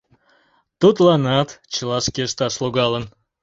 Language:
Mari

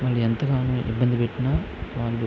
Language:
Telugu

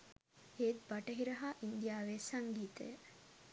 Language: Sinhala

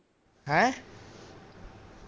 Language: Punjabi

